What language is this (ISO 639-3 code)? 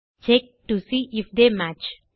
tam